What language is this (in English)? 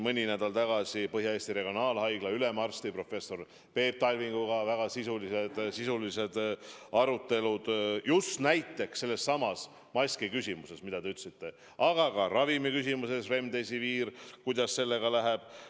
Estonian